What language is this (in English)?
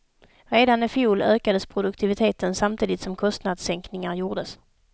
Swedish